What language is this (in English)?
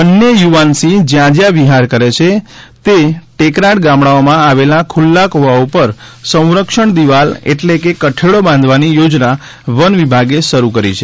Gujarati